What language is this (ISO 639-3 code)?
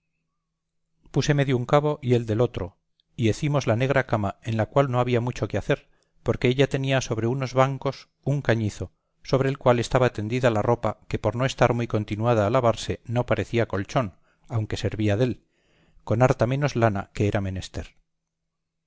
spa